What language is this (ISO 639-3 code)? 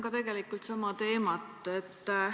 est